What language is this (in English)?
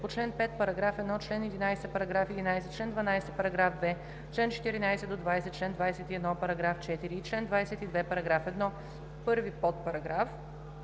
Bulgarian